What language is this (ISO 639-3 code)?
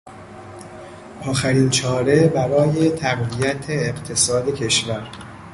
fas